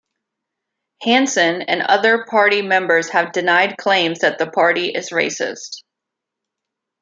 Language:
English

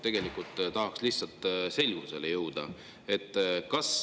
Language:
Estonian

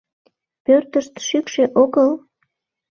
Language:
Mari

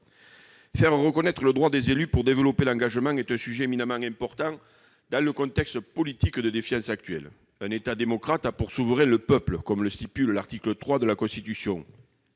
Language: French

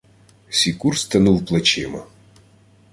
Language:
Ukrainian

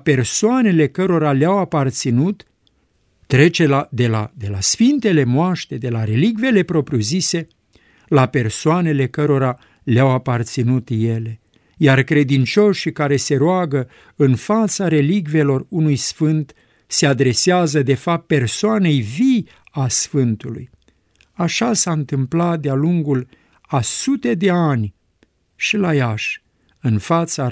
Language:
Romanian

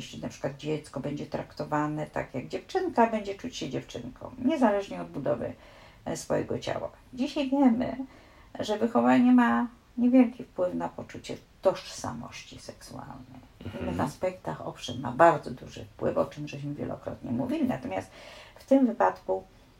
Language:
Polish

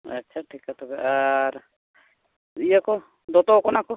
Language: Santali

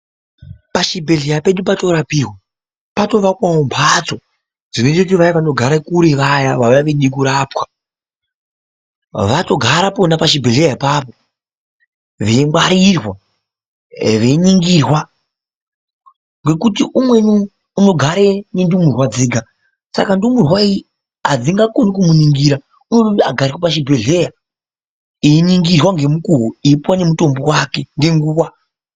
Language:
Ndau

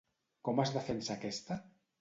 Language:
Catalan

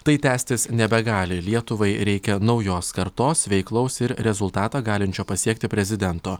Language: Lithuanian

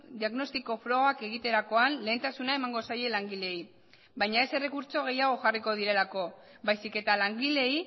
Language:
Basque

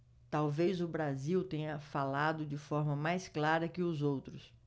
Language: Portuguese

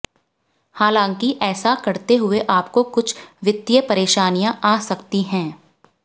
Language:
Hindi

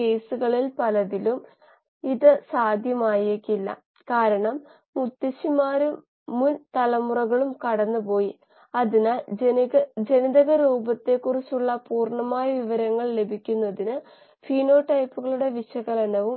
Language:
Malayalam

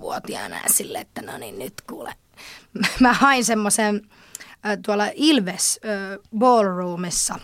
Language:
Finnish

